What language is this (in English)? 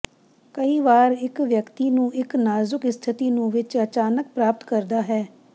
Punjabi